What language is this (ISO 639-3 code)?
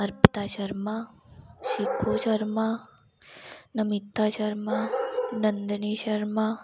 doi